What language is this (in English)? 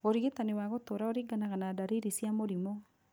Kikuyu